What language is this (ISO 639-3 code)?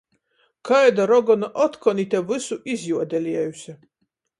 ltg